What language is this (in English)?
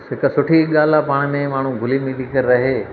Sindhi